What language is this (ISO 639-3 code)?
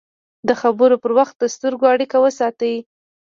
pus